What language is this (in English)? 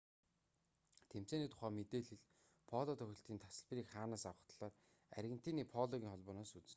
Mongolian